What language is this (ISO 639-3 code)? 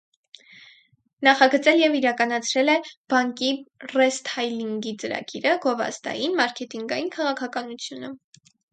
hye